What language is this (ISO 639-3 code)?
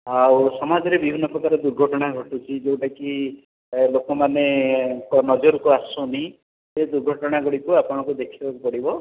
ori